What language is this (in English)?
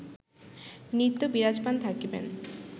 Bangla